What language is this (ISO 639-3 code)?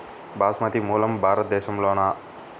tel